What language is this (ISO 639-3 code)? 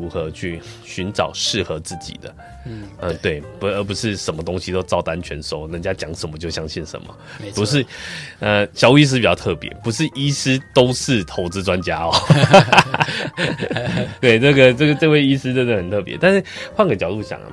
zho